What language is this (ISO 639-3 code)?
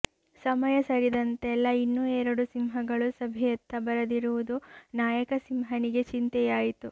kan